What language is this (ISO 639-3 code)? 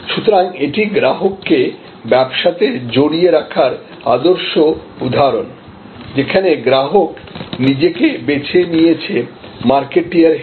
ben